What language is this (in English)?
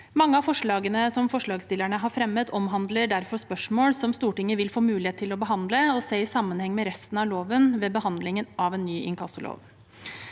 Norwegian